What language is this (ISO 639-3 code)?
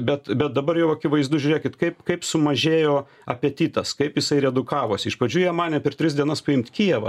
lit